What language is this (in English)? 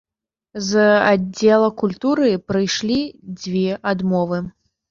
Belarusian